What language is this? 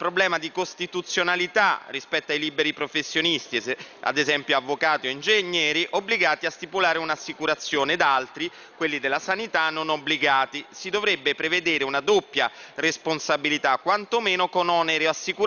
Italian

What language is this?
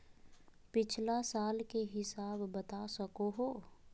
Magahi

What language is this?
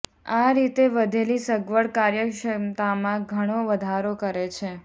Gujarati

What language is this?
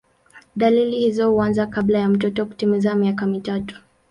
Swahili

